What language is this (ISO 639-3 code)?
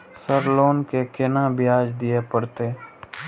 mai